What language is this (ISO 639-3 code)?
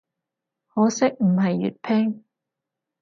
yue